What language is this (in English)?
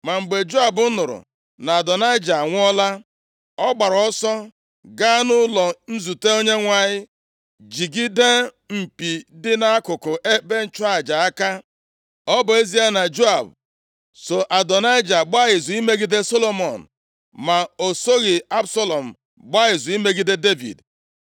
Igbo